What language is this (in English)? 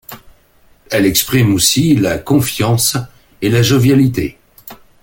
French